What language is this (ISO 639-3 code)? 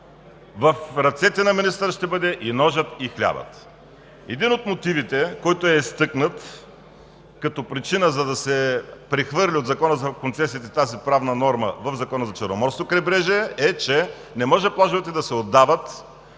bul